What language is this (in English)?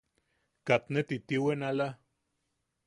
Yaqui